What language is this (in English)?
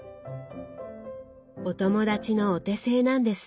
Japanese